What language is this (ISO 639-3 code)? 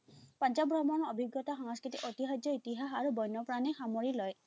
asm